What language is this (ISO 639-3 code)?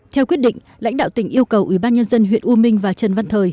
vie